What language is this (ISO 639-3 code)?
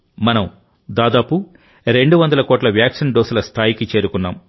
tel